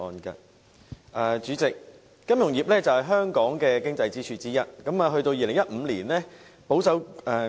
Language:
Cantonese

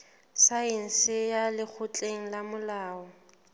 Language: Southern Sotho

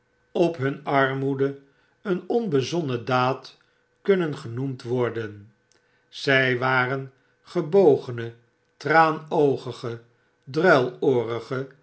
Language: Dutch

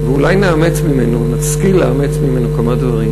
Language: Hebrew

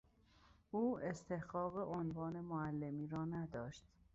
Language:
Persian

